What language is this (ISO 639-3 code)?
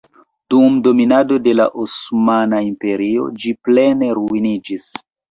epo